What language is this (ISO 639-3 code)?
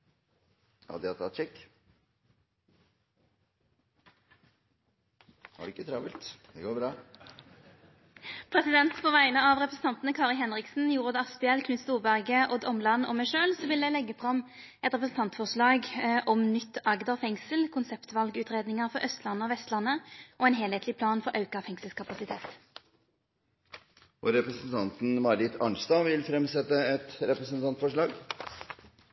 nor